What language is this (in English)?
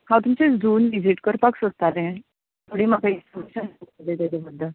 Konkani